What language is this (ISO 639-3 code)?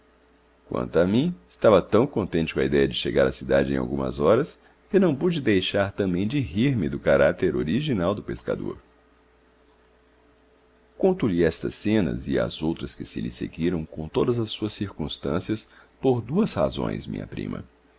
por